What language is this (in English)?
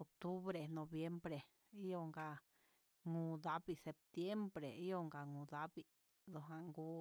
Huitepec Mixtec